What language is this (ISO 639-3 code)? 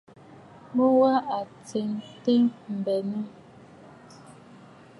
bfd